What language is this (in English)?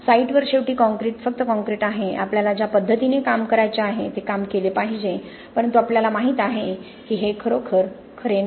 Marathi